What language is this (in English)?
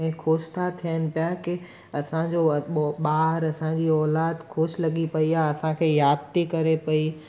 Sindhi